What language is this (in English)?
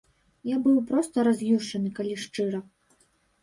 Belarusian